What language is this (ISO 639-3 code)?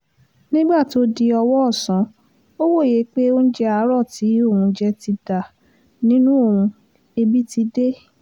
yor